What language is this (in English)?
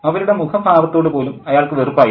Malayalam